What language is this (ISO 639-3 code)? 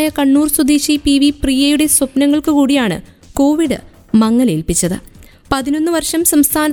mal